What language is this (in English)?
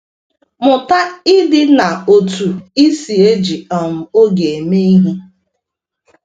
Igbo